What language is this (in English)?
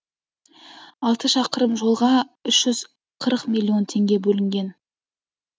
Kazakh